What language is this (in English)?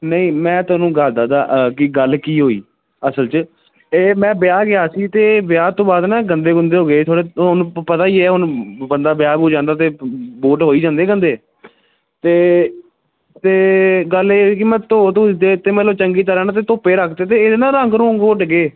Punjabi